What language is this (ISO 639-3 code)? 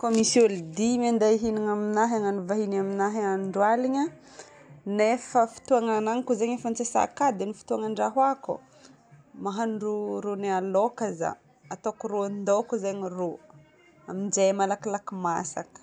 bmm